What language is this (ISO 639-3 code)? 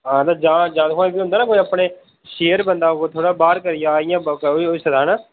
doi